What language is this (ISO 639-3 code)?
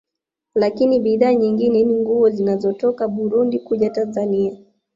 swa